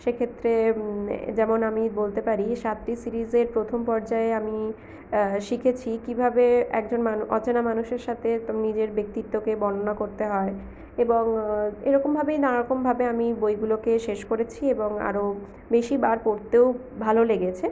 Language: Bangla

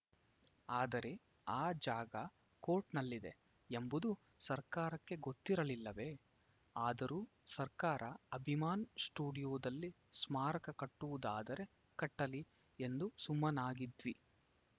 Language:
Kannada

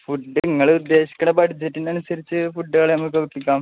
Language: Malayalam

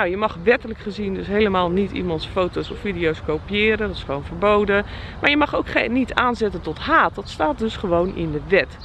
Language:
Dutch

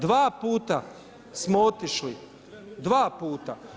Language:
Croatian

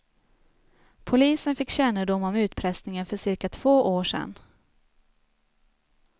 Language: Swedish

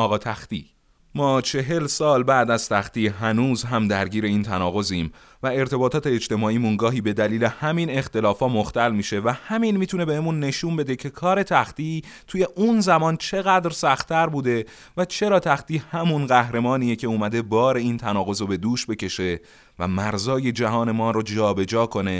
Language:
Persian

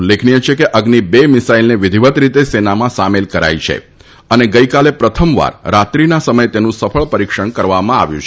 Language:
Gujarati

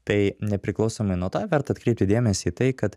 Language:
Lithuanian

